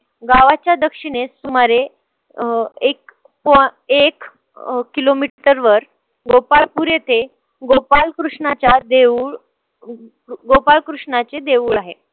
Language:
Marathi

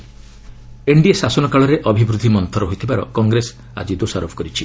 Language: Odia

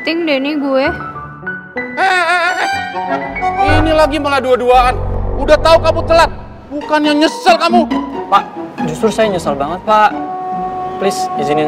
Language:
Indonesian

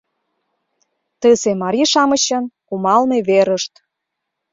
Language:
Mari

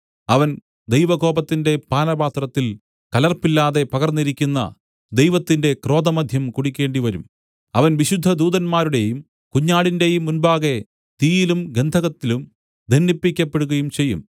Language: Malayalam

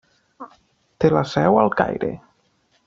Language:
Catalan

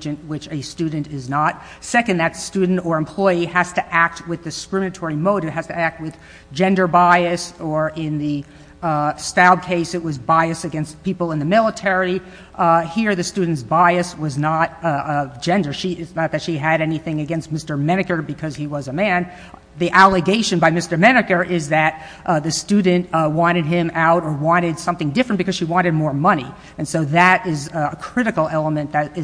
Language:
English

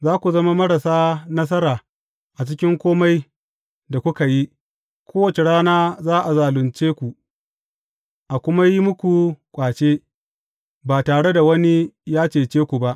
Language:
Hausa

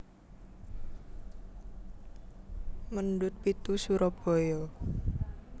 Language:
Javanese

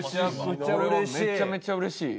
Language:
Japanese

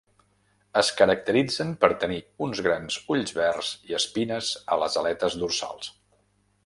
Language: Catalan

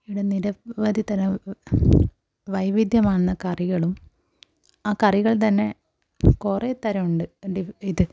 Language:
Malayalam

